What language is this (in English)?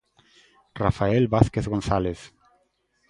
Galician